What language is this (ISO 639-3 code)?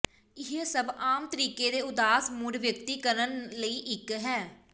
pan